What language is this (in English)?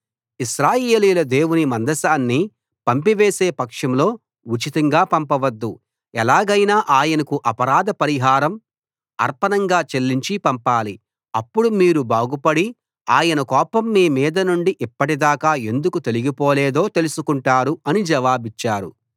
Telugu